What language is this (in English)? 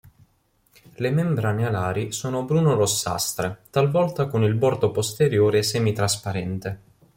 Italian